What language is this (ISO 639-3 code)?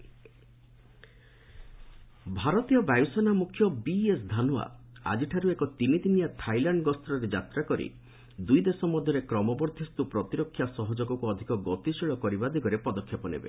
ori